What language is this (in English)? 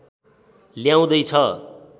Nepali